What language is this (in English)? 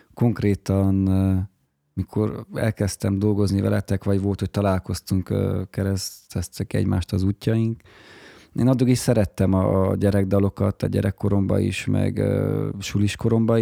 Hungarian